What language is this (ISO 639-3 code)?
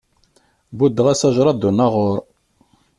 kab